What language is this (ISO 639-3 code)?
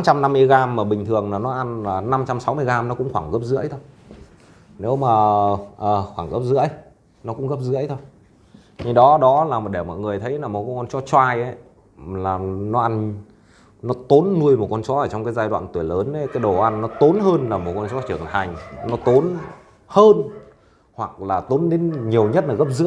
vie